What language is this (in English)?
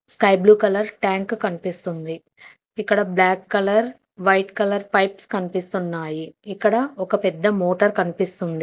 Telugu